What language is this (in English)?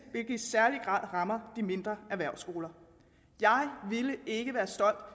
Danish